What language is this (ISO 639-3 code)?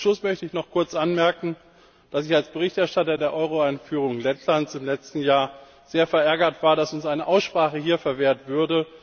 deu